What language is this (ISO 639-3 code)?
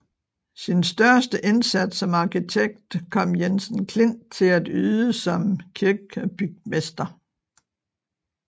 dan